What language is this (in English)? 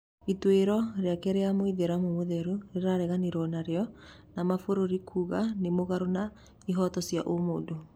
Kikuyu